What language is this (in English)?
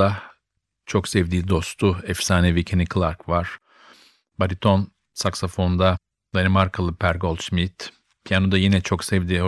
Turkish